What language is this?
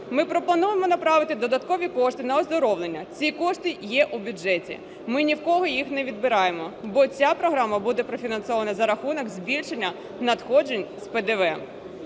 Ukrainian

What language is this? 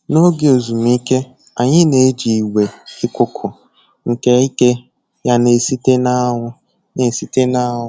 Igbo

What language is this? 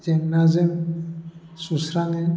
Bodo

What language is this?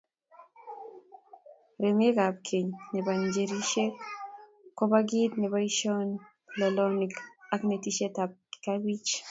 Kalenjin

